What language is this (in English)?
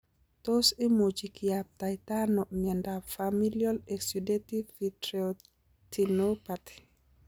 Kalenjin